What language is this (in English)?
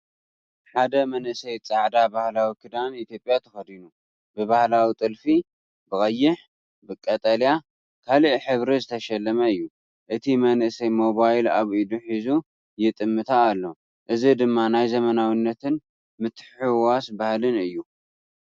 Tigrinya